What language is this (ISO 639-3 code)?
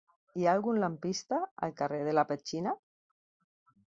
cat